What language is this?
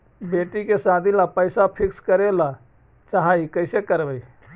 Magahi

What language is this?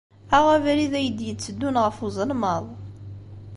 Kabyle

